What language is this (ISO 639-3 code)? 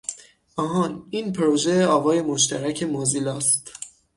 fas